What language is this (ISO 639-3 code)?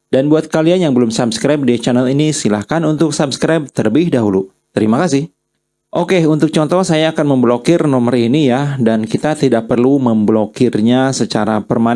ind